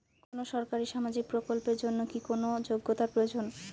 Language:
Bangla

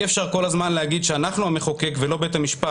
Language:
Hebrew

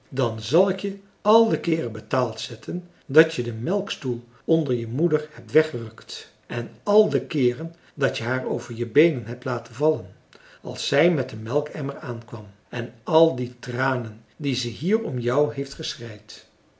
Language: Dutch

